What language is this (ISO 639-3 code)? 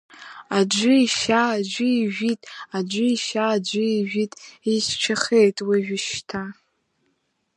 abk